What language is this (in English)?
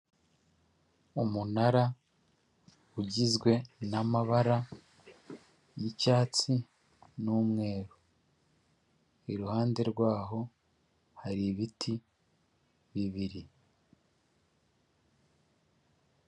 Kinyarwanda